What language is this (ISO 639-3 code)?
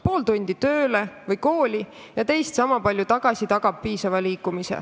est